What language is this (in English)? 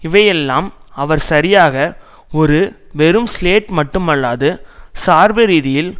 Tamil